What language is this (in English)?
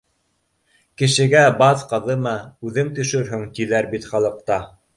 Bashkir